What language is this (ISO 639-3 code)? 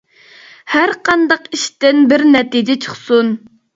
uig